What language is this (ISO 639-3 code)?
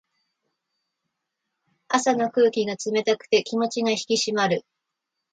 jpn